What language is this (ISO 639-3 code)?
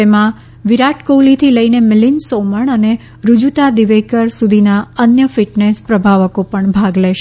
guj